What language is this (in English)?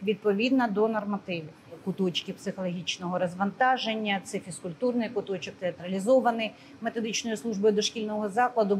Ukrainian